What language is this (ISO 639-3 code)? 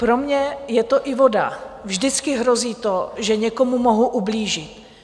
ces